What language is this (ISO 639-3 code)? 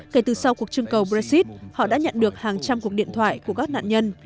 vie